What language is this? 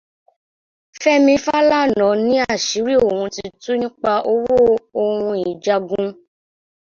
Yoruba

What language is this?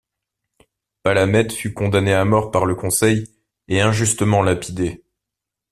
French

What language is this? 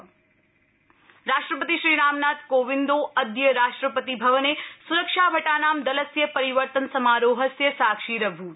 Sanskrit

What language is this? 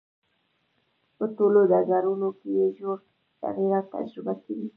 Pashto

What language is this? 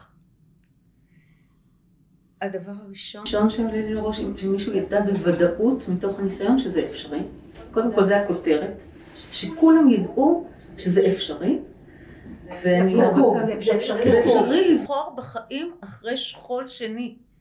Hebrew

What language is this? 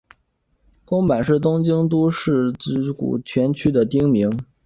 Chinese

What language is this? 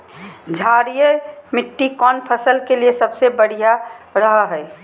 Magahi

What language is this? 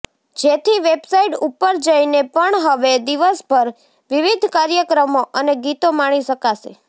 Gujarati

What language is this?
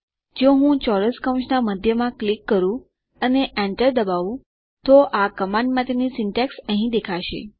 Gujarati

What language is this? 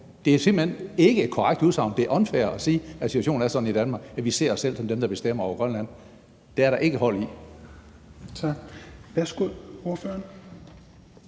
Danish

